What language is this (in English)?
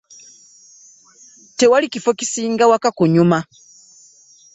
Ganda